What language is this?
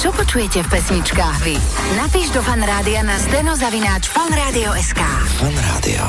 Slovak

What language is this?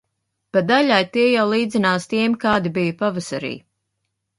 Latvian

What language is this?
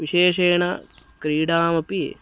Sanskrit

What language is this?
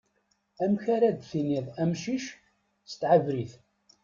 Kabyle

